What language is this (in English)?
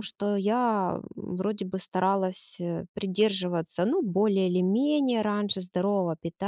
Russian